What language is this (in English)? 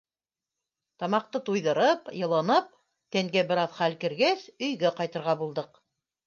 Bashkir